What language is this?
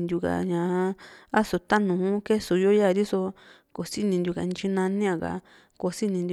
Juxtlahuaca Mixtec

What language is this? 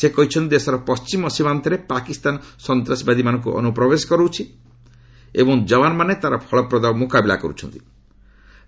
Odia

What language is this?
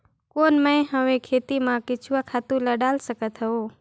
Chhattisgarhi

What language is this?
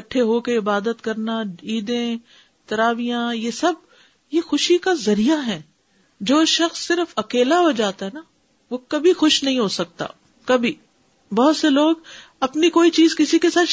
Urdu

